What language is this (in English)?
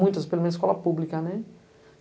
Portuguese